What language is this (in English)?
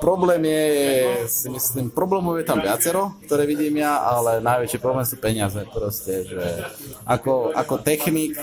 Slovak